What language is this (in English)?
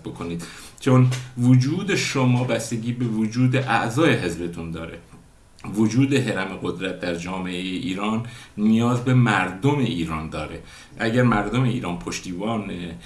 Persian